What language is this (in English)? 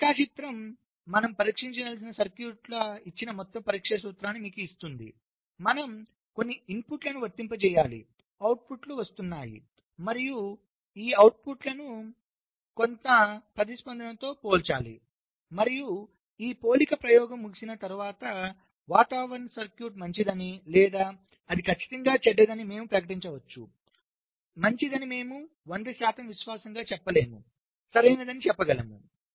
Telugu